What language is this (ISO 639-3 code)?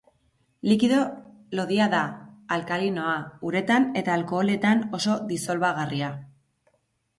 eus